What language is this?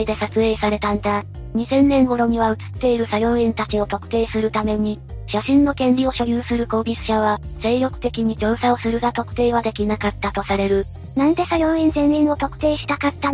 Japanese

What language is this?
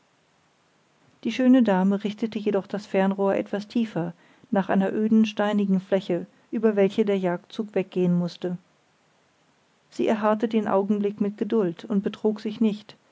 German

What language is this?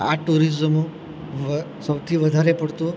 Gujarati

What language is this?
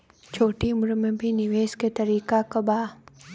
Bhojpuri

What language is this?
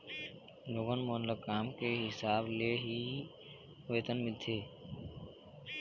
Chhattisgarhi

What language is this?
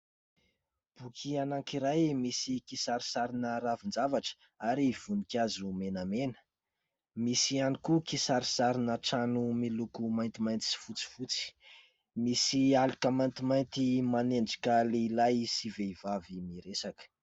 Malagasy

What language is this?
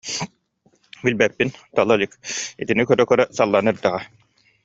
Yakut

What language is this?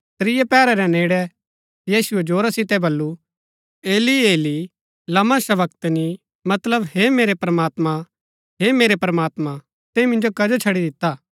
Gaddi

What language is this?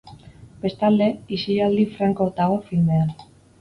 Basque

